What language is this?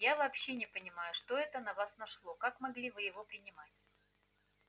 Russian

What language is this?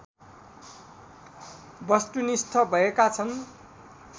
Nepali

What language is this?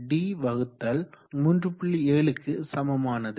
Tamil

